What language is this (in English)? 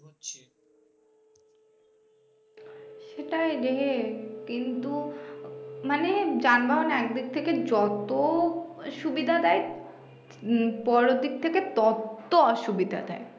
Bangla